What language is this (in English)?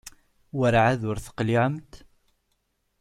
Kabyle